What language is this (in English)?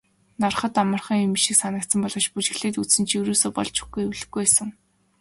Mongolian